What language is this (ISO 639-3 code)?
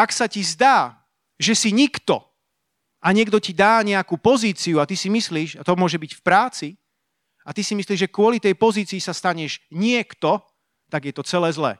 slk